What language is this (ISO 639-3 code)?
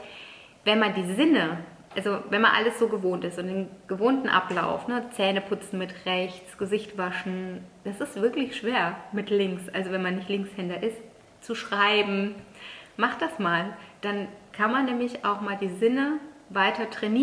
deu